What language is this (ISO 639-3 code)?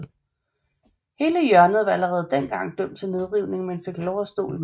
dan